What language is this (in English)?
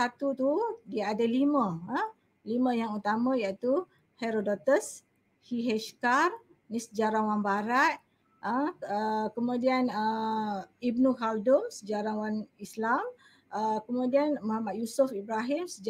Malay